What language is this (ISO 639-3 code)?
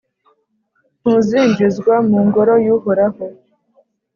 kin